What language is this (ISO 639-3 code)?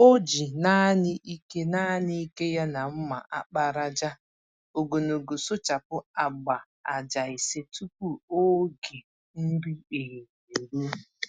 ibo